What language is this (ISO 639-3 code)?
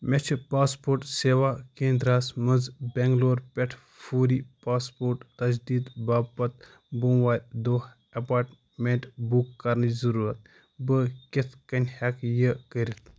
kas